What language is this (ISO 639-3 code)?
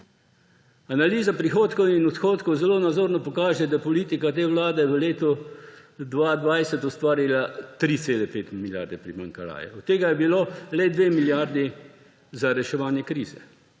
slv